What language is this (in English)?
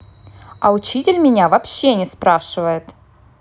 Russian